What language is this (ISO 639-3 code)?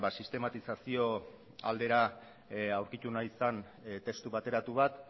eus